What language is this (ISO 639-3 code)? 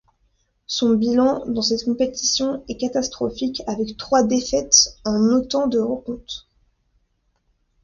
fra